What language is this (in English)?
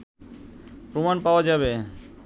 Bangla